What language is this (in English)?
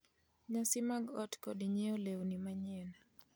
Luo (Kenya and Tanzania)